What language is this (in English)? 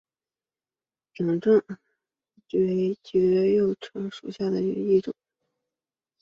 Chinese